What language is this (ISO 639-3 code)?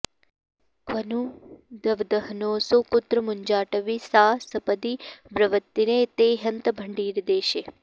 san